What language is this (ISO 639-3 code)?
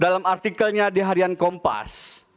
ind